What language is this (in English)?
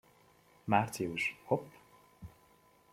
Hungarian